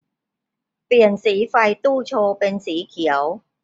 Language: Thai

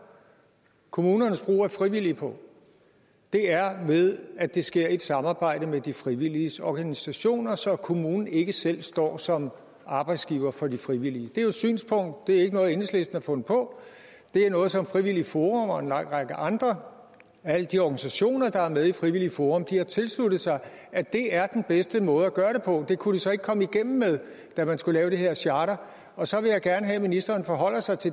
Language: Danish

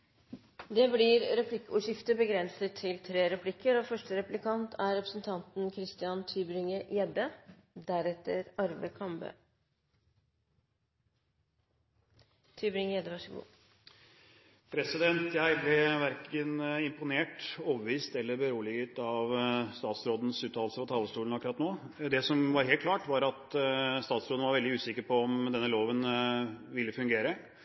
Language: Norwegian Bokmål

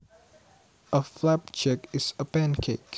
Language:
Javanese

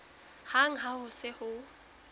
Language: Southern Sotho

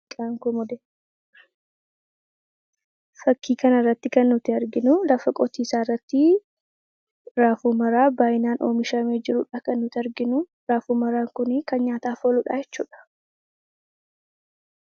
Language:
Oromo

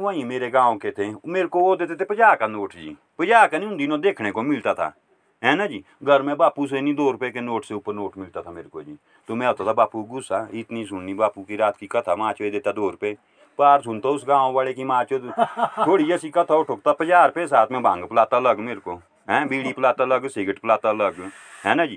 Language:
Hindi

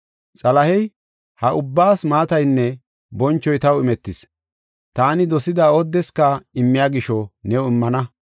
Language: Gofa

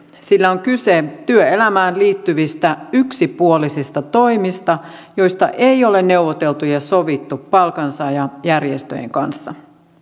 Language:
Finnish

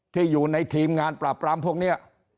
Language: Thai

